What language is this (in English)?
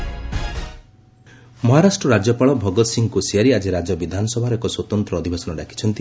Odia